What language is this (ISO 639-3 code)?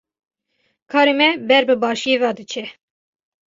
kur